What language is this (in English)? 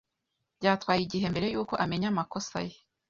Kinyarwanda